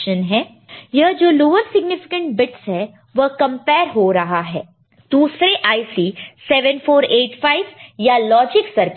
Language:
Hindi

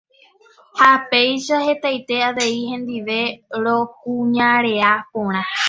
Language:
Guarani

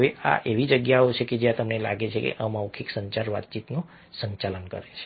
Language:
Gujarati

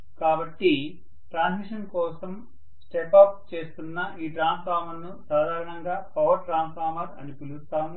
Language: Telugu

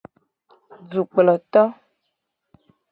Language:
Gen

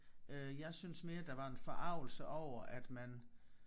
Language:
Danish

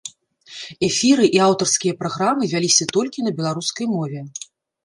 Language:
Belarusian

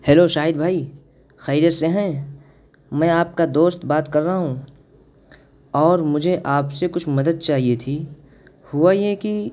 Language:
Urdu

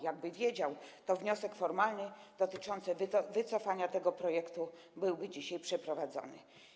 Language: Polish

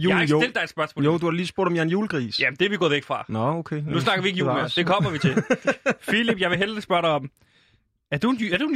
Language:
Danish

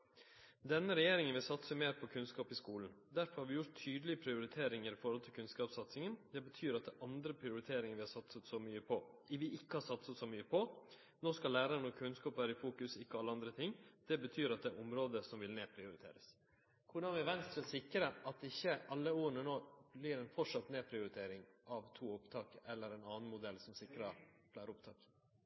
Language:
Norwegian Nynorsk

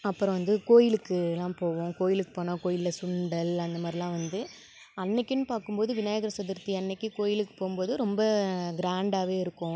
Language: Tamil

